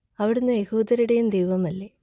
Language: Malayalam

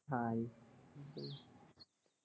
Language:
Punjabi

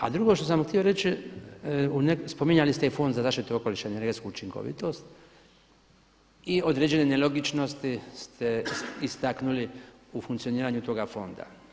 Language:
Croatian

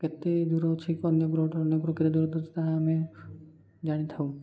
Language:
Odia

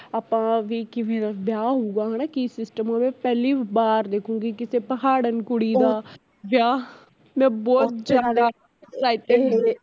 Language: Punjabi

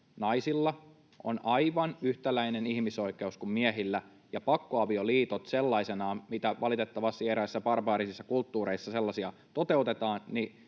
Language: Finnish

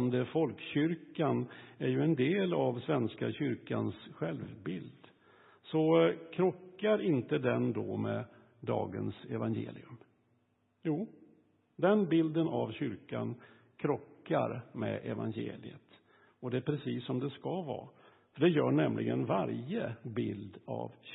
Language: Swedish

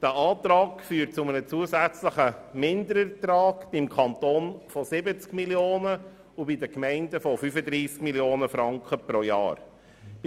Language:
Swiss German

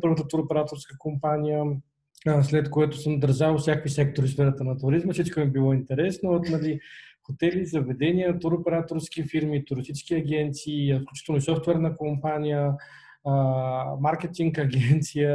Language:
Bulgarian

